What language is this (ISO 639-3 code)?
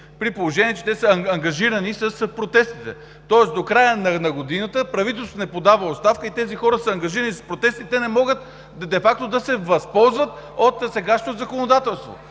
bul